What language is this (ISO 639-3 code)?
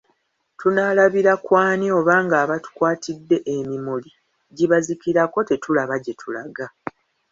lug